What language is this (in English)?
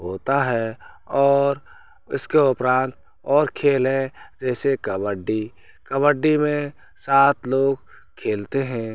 Hindi